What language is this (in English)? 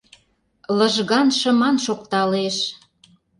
Mari